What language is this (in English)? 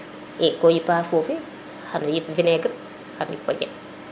Serer